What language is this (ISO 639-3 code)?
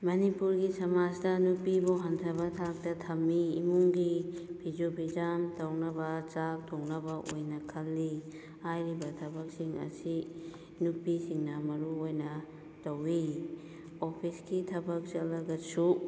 mni